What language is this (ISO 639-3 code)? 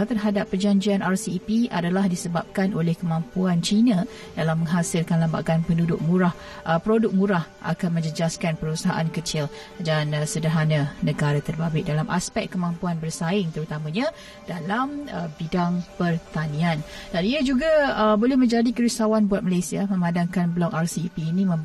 msa